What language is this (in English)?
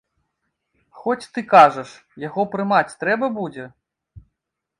Belarusian